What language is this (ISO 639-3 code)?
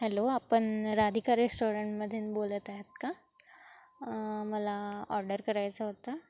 mar